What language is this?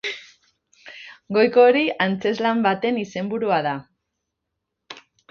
Basque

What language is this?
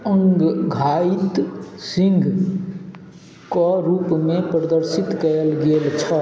Maithili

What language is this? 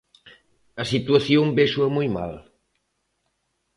Galician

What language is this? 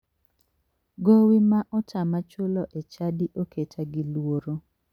Luo (Kenya and Tanzania)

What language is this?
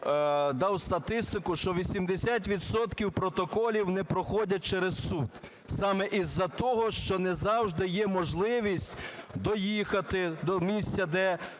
Ukrainian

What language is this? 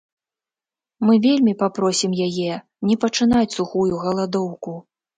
Belarusian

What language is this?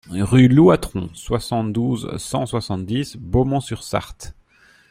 French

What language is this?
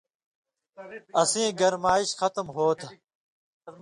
Indus Kohistani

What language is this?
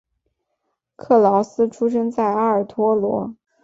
Chinese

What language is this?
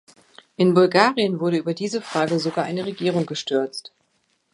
German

